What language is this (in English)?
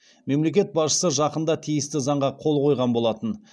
Kazakh